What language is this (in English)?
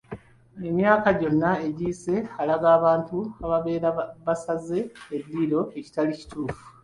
Ganda